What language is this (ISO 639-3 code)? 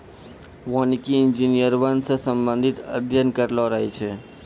mai